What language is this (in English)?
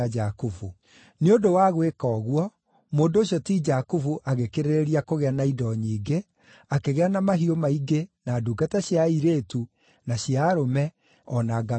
Kikuyu